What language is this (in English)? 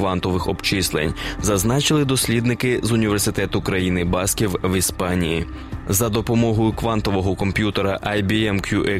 Ukrainian